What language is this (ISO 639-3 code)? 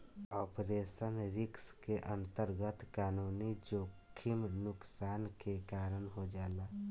bho